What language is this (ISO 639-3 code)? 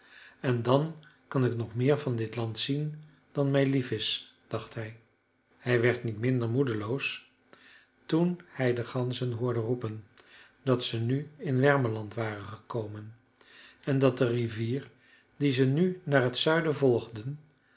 nld